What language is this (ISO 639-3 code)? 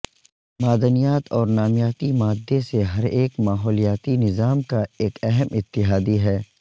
urd